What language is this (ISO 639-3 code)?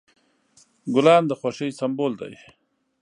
pus